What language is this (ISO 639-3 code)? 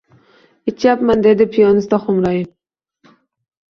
uzb